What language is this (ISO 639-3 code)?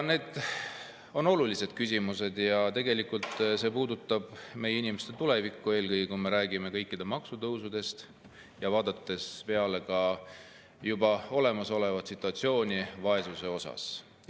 est